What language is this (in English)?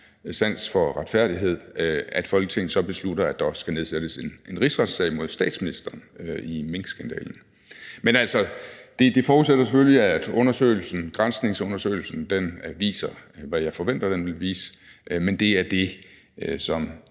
Danish